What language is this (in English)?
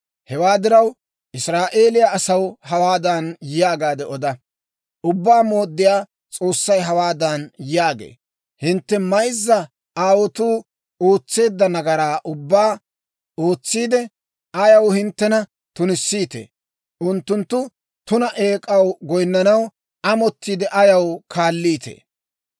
Dawro